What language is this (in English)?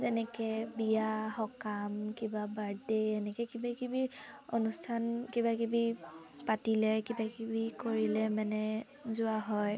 Assamese